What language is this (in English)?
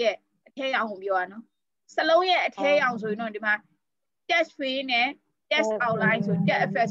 Thai